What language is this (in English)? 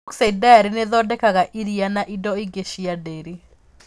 Kikuyu